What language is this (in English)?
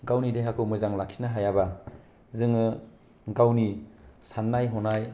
Bodo